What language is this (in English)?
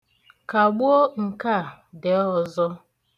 Igbo